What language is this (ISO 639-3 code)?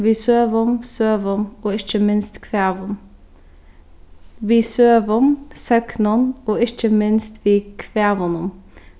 fao